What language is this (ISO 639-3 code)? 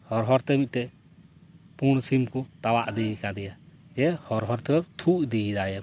sat